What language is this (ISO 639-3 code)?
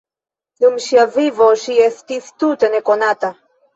epo